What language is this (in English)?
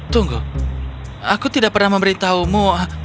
Indonesian